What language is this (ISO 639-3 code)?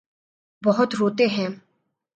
urd